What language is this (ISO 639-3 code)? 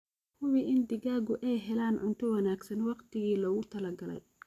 som